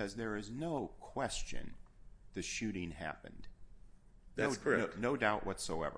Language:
English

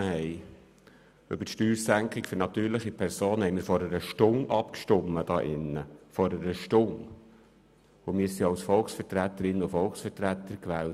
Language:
Swiss German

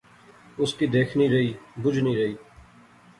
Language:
Pahari-Potwari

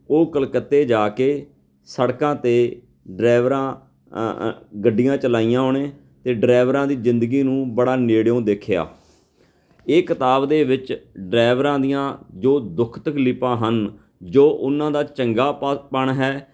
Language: Punjabi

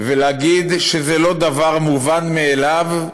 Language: Hebrew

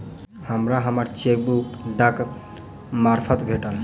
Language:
Maithili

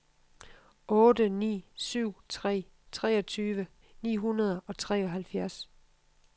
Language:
Danish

